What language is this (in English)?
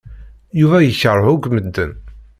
Kabyle